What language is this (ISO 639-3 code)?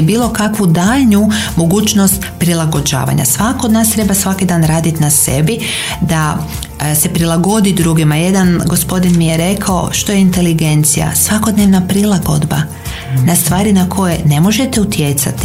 hrv